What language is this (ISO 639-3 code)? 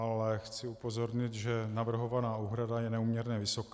ces